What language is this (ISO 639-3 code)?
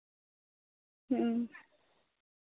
sat